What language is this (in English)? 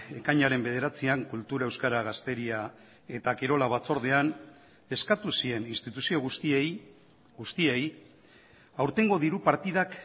Basque